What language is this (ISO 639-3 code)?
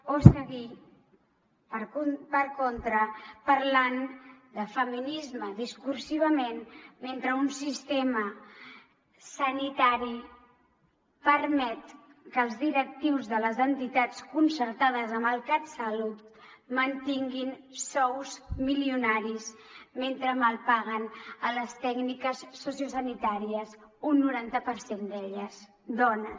cat